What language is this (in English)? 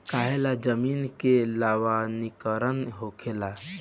Bhojpuri